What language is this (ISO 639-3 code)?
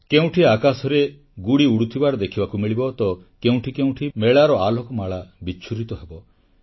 ori